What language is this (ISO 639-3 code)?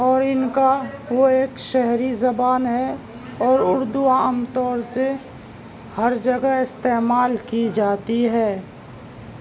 urd